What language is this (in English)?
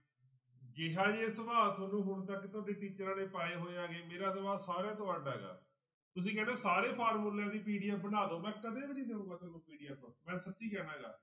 Punjabi